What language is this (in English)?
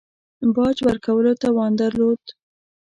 Pashto